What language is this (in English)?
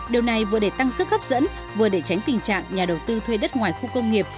Vietnamese